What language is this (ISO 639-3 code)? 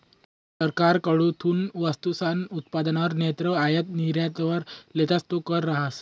mar